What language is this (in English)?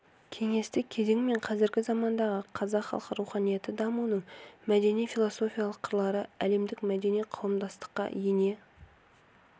Kazakh